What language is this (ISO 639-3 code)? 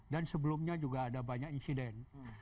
ind